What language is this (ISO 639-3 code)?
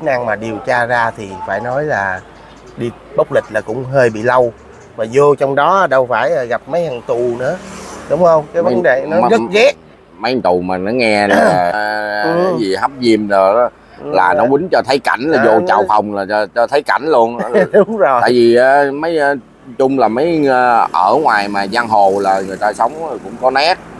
vie